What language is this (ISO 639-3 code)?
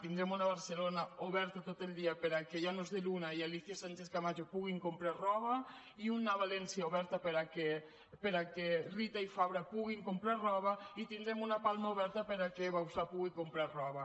cat